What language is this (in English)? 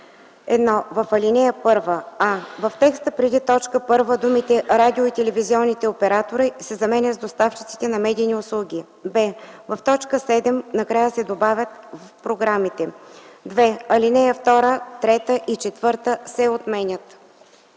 Bulgarian